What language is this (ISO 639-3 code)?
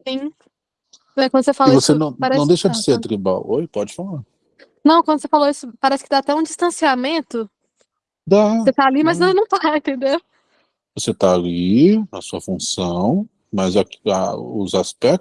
por